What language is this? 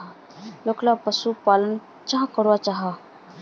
Magahi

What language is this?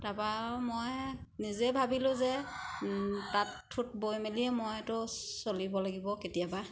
Assamese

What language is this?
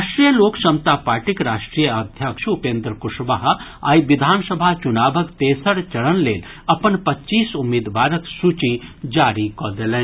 Maithili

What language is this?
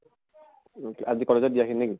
Assamese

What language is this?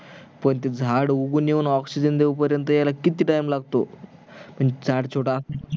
Marathi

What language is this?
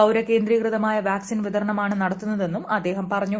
Malayalam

